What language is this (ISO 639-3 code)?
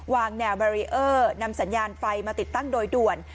tha